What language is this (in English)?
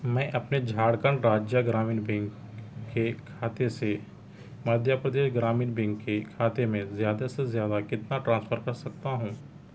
Urdu